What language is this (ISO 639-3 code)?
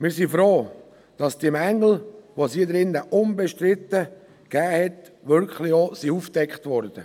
gsw